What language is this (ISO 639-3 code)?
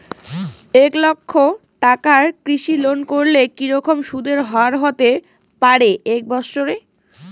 ben